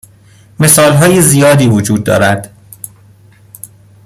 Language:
Persian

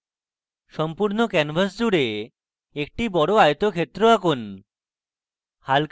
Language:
Bangla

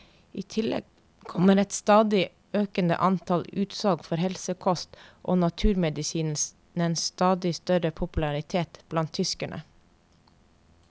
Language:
Norwegian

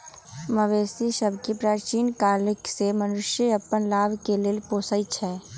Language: Magahi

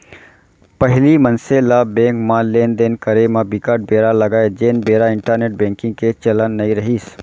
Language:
Chhattisgarhi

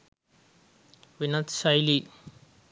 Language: Sinhala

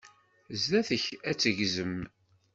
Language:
Kabyle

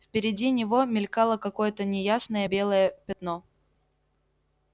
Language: Russian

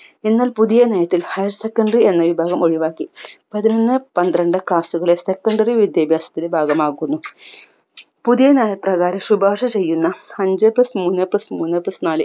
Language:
Malayalam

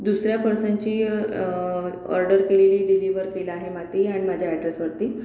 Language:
Marathi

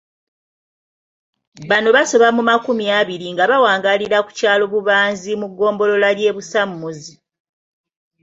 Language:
Ganda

